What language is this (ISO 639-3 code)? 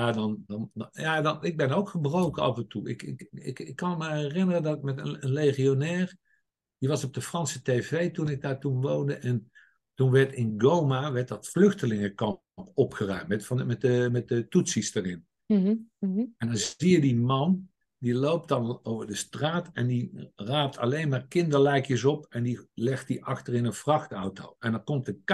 nld